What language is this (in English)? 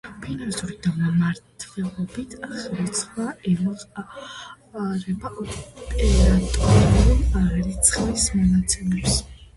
Georgian